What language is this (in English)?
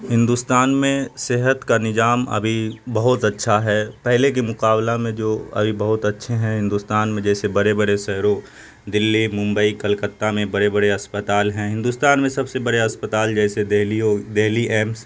Urdu